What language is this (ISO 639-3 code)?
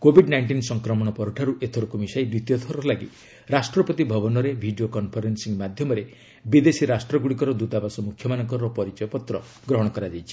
ori